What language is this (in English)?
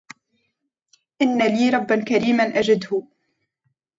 Arabic